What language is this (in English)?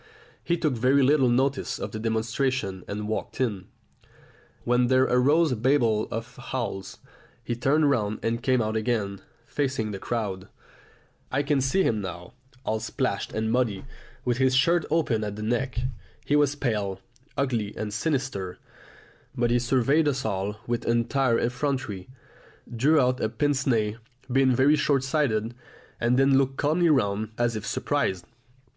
English